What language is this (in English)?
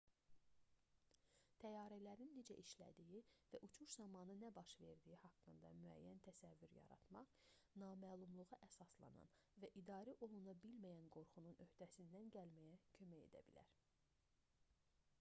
Azerbaijani